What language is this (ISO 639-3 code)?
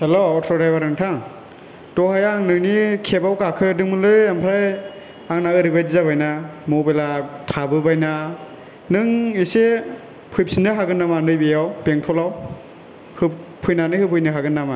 brx